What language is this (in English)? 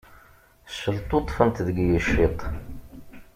Kabyle